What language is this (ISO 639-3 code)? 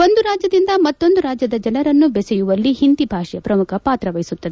kan